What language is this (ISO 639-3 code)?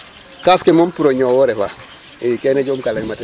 srr